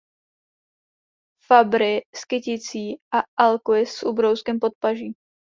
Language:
Czech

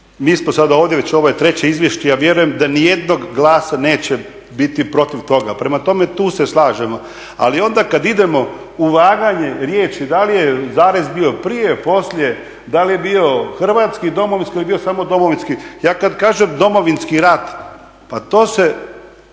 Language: Croatian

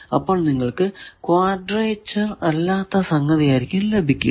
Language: Malayalam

